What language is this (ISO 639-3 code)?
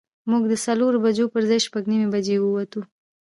pus